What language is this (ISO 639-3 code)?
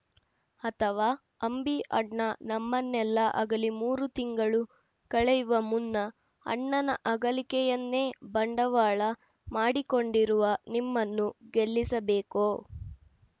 kan